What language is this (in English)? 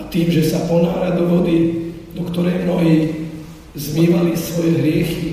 Slovak